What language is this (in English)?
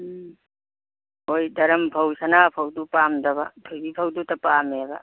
Manipuri